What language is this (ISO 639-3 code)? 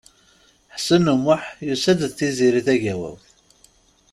kab